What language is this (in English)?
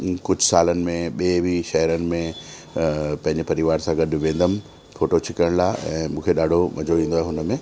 Sindhi